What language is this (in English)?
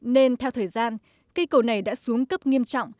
Vietnamese